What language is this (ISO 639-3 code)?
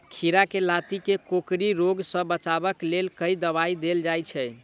mai